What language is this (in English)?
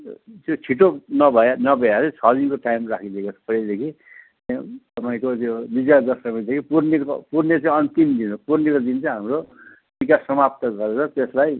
Nepali